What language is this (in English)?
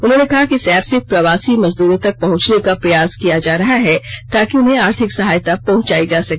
Hindi